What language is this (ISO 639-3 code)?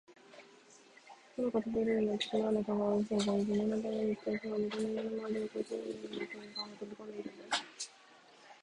jpn